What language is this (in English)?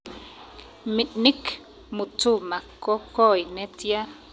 Kalenjin